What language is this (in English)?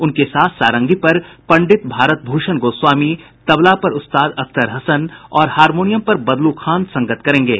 Hindi